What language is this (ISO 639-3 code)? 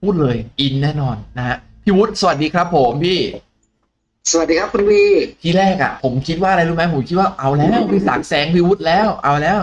tha